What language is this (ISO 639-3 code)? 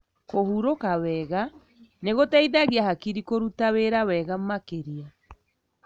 kik